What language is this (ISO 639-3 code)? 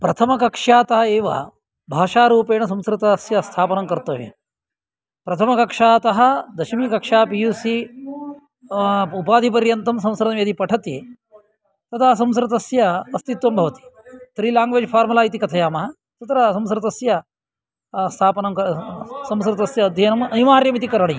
san